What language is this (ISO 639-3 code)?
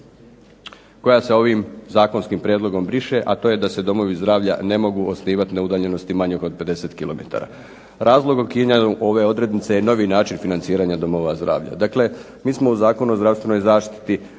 hrv